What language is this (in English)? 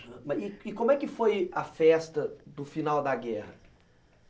Portuguese